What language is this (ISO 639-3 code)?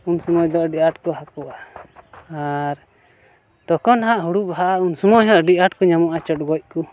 sat